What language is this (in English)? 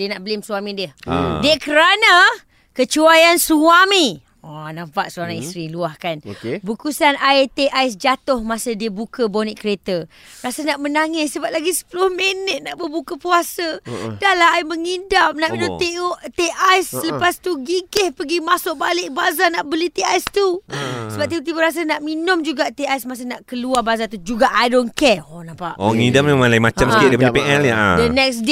Malay